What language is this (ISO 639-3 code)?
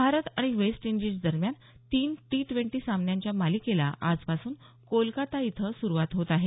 mar